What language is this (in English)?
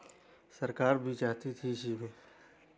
Hindi